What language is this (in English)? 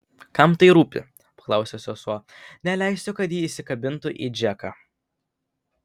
Lithuanian